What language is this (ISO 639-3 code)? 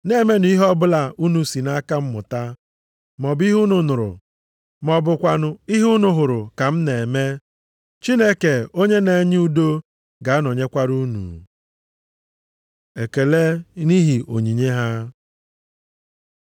ibo